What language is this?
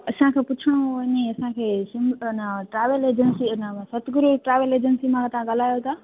Sindhi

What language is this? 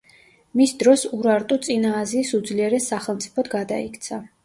Georgian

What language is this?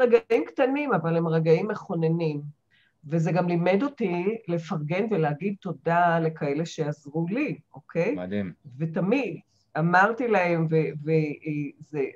Hebrew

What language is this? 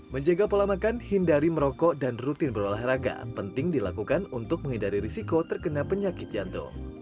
Indonesian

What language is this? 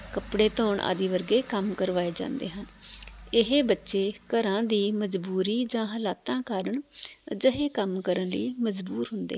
Punjabi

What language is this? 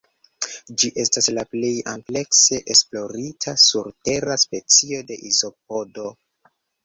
Esperanto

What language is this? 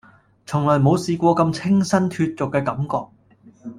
Cantonese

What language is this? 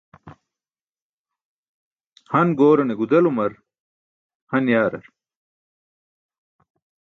Burushaski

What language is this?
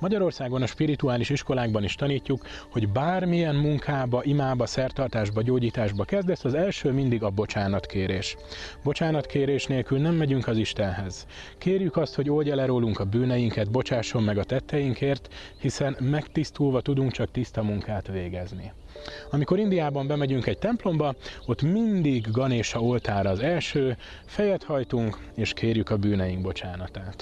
Hungarian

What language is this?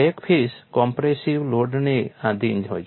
Gujarati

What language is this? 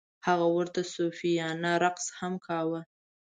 Pashto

